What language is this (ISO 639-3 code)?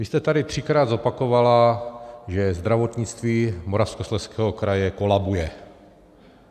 ces